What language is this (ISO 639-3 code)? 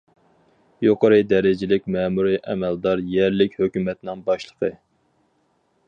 uig